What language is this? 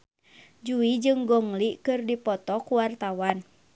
Sundanese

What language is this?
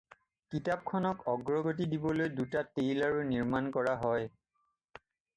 Assamese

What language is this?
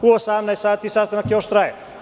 Serbian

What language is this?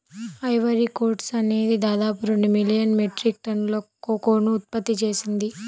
Telugu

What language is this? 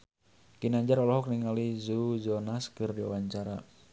Sundanese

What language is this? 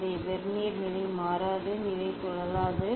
Tamil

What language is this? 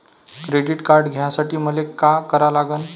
Marathi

